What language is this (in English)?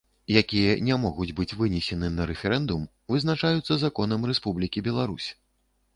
Belarusian